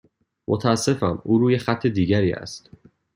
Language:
Persian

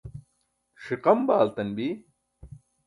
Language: Burushaski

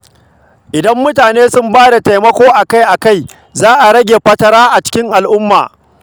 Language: Hausa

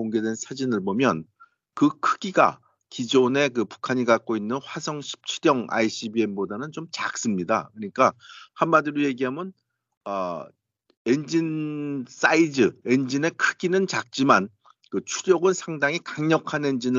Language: Korean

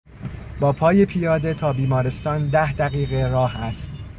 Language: Persian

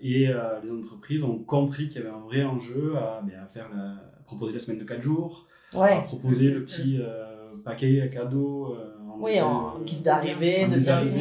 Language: French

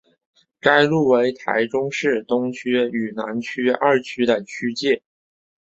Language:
Chinese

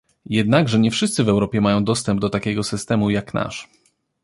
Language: Polish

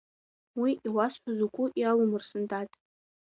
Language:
Abkhazian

